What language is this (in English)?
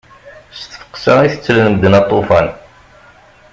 Kabyle